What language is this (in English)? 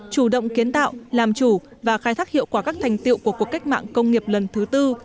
Vietnamese